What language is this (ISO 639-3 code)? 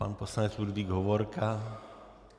ces